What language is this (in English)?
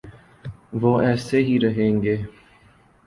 Urdu